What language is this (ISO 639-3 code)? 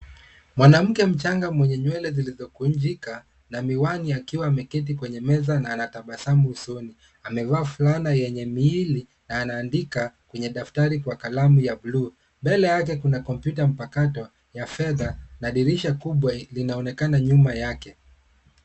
swa